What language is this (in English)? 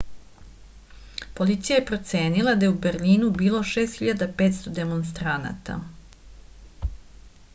Serbian